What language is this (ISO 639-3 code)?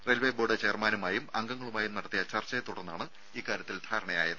mal